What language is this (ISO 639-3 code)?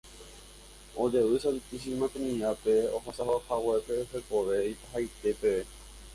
grn